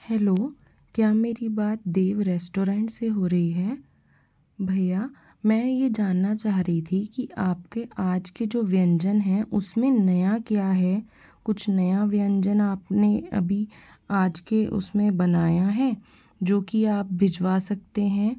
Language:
Hindi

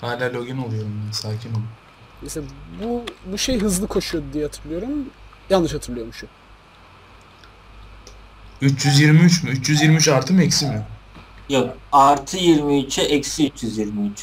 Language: Turkish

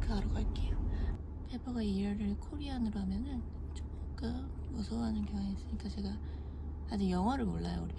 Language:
Korean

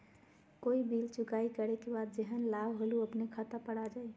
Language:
Magahi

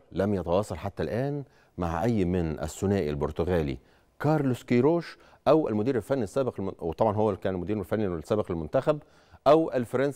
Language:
Arabic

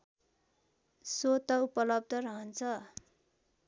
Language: Nepali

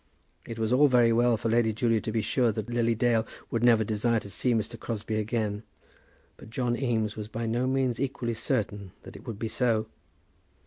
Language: English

